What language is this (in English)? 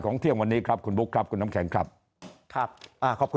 Thai